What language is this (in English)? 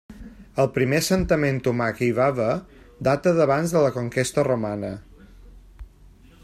Catalan